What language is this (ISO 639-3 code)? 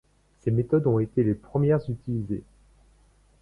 fra